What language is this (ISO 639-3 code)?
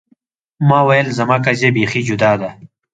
pus